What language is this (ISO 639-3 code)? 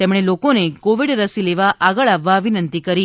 guj